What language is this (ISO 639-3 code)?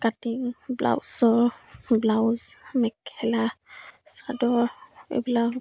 asm